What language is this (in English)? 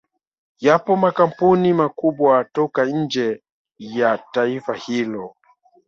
Swahili